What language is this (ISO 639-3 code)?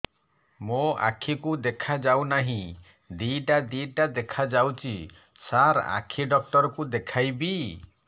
ori